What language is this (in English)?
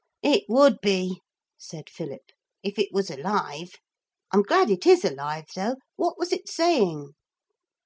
English